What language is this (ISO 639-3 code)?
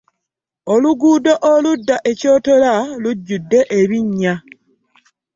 lug